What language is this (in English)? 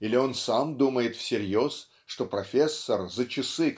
Russian